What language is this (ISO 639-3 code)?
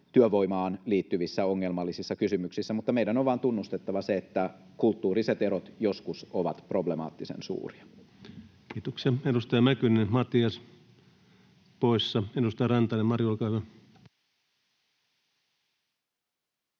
fin